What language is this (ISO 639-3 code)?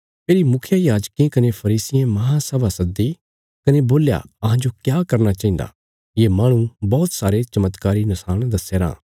kfs